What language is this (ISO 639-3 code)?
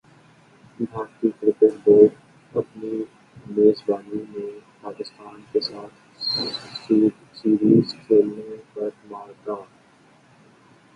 urd